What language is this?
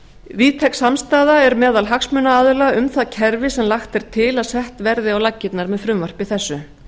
Icelandic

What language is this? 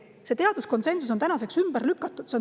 Estonian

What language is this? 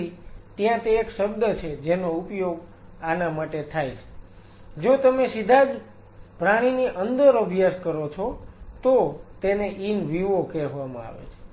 Gujarati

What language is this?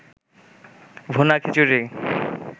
Bangla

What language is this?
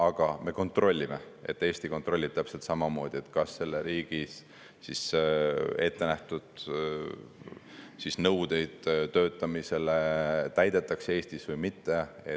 Estonian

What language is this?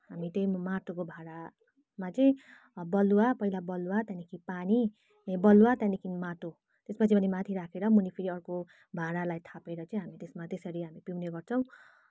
Nepali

